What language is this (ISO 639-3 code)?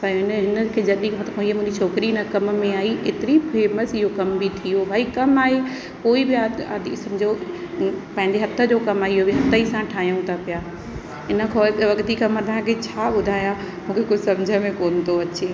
snd